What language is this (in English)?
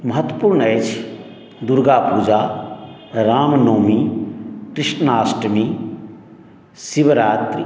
Maithili